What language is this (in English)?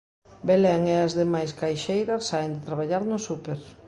Galician